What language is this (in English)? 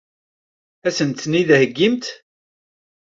Kabyle